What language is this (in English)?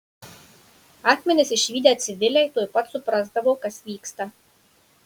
Lithuanian